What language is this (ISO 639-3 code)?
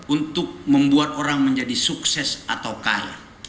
ind